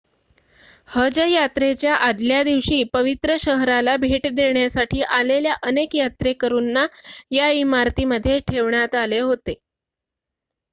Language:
Marathi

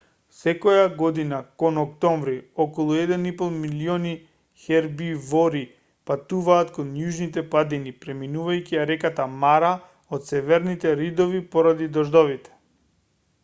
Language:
Macedonian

